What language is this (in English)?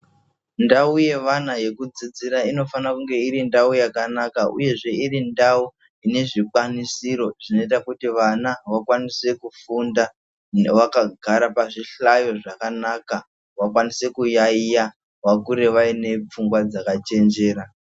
Ndau